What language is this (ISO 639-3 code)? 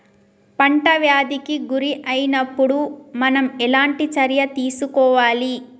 tel